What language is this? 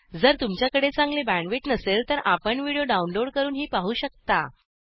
Marathi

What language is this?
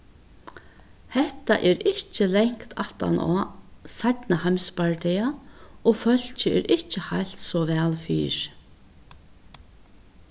Faroese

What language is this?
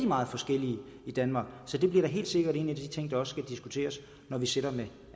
Danish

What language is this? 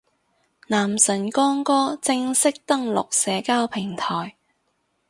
Cantonese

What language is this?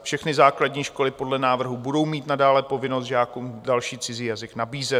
Czech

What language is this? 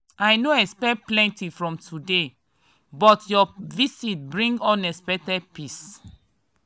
Nigerian Pidgin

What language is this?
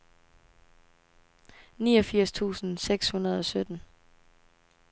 Danish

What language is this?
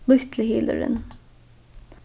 Faroese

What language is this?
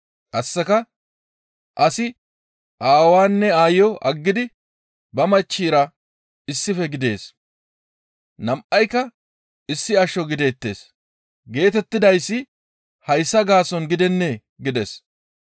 Gamo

